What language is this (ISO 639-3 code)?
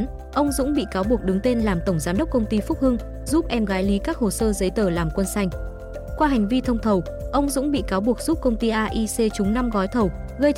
vie